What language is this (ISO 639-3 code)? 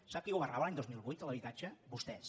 cat